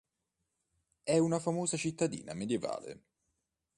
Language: Italian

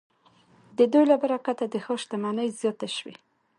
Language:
Pashto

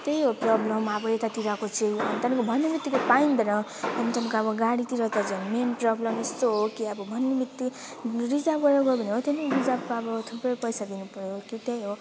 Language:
Nepali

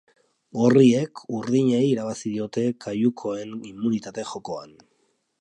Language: Basque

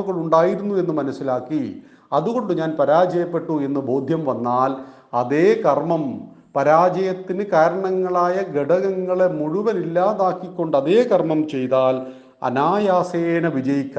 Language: Malayalam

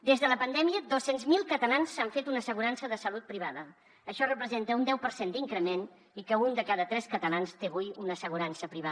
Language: Catalan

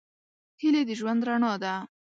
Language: Pashto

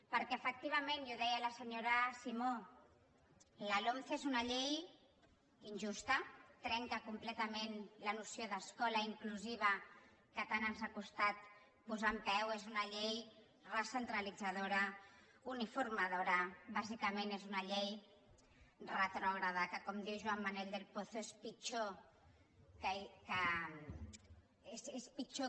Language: Catalan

